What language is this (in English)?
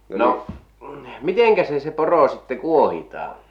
Finnish